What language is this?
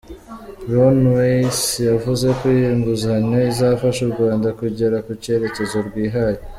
Kinyarwanda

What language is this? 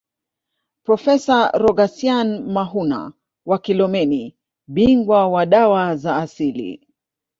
Swahili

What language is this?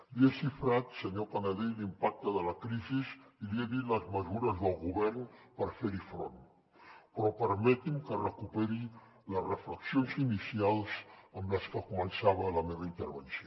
Catalan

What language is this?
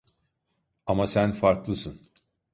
Turkish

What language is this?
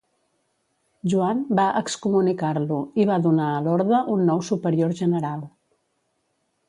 Catalan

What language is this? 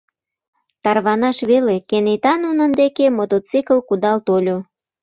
Mari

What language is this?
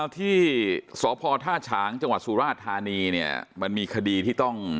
Thai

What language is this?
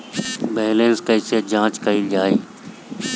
Bhojpuri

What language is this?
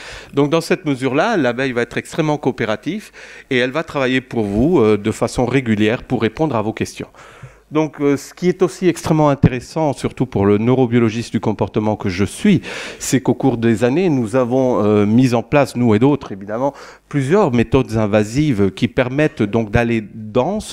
French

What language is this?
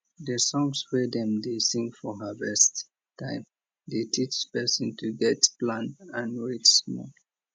Nigerian Pidgin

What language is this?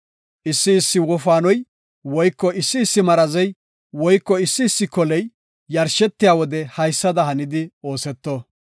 Gofa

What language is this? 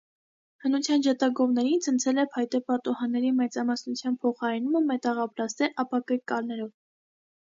Armenian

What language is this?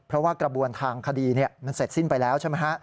Thai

